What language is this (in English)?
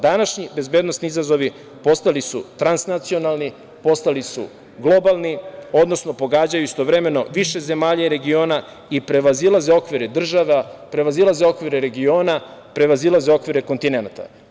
Serbian